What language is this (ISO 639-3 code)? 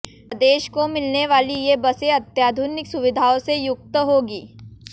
hin